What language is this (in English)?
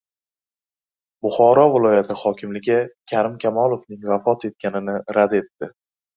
Uzbek